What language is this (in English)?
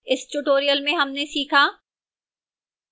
Hindi